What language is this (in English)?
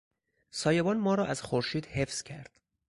Persian